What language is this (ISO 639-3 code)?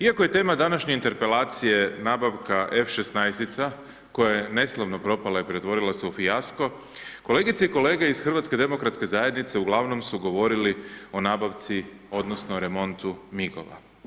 hrv